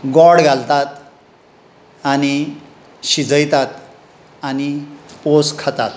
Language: Konkani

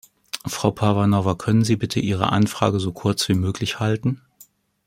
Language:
German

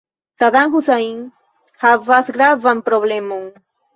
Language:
Esperanto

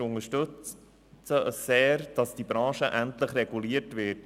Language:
Swiss German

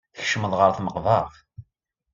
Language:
Kabyle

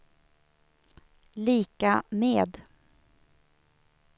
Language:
Swedish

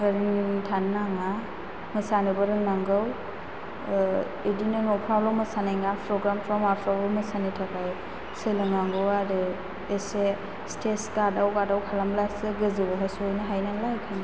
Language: Bodo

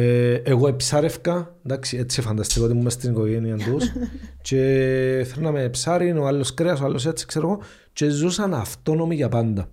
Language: Greek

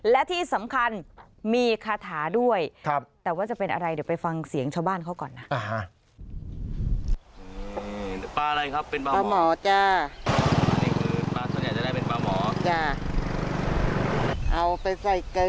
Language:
Thai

